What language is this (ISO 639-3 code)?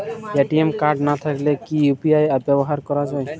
ben